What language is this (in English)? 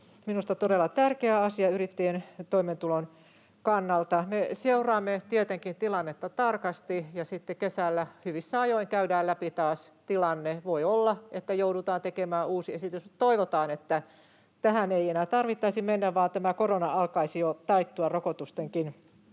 Finnish